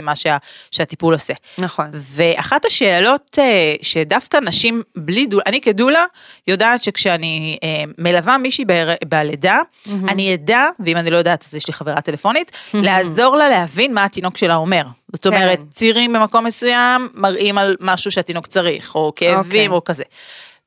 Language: Hebrew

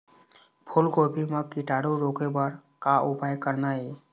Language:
Chhattisgarhi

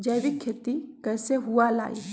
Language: Magahi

